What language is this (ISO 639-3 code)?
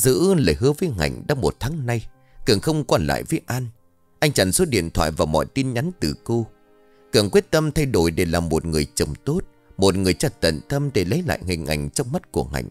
vie